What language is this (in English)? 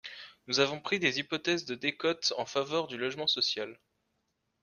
French